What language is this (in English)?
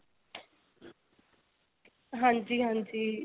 Punjabi